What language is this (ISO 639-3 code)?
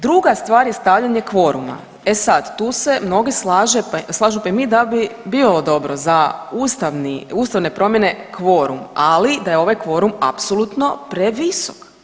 hrv